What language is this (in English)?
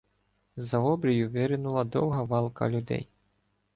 Ukrainian